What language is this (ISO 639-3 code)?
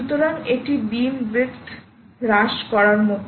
ben